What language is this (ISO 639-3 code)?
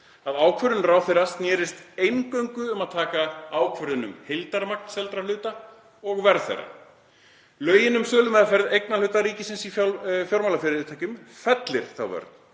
isl